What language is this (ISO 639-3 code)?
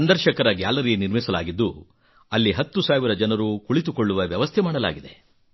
kan